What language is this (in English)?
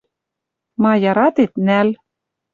Western Mari